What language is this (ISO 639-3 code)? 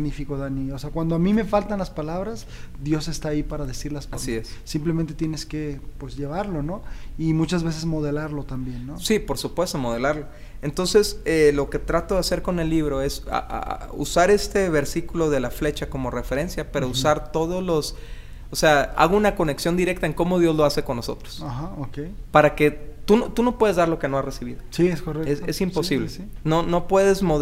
spa